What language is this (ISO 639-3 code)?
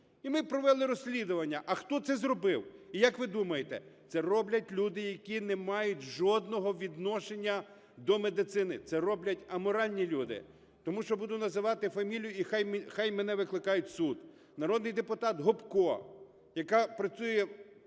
ukr